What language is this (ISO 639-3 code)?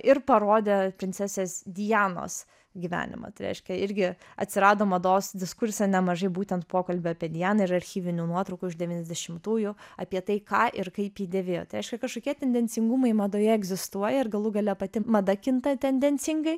lit